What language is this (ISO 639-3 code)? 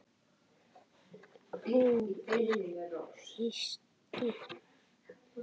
isl